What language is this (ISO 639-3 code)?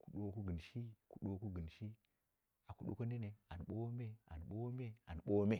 kna